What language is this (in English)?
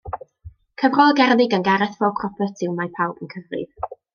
Welsh